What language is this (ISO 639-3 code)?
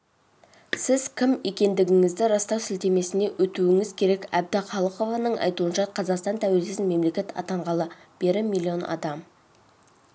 kaz